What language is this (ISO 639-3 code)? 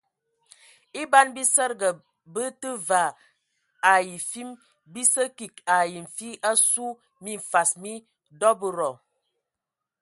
ewo